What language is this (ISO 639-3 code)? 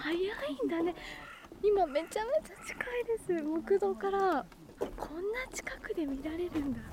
jpn